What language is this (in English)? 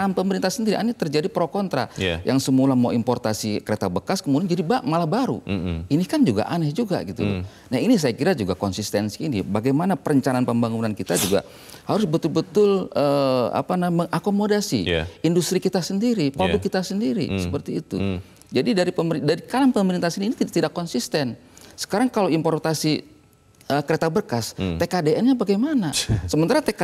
Indonesian